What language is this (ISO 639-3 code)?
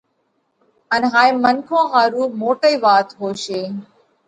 kvx